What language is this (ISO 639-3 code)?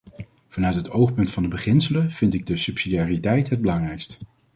nld